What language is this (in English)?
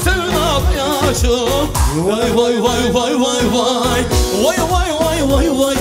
Arabic